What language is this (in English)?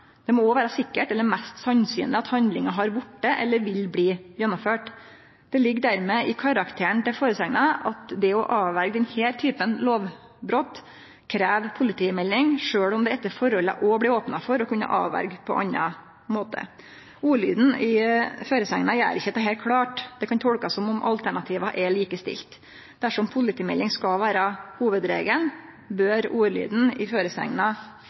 Norwegian Nynorsk